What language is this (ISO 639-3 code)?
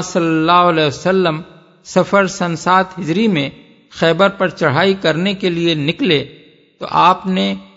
urd